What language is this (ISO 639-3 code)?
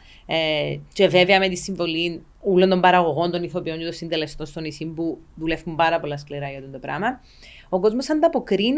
ell